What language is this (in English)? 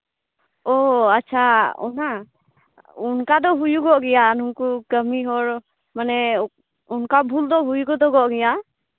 Santali